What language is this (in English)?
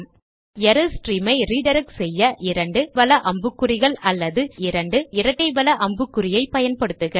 Tamil